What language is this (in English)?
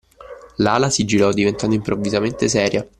Italian